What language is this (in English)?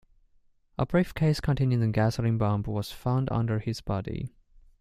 English